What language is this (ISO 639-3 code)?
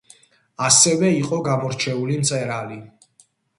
kat